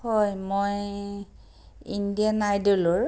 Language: Assamese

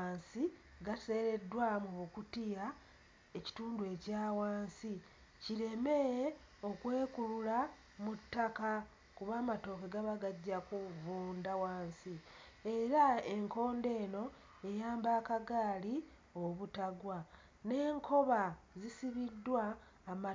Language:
Ganda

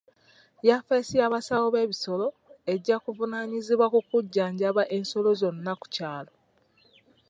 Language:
Ganda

